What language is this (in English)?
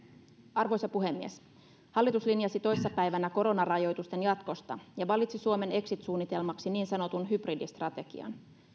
Finnish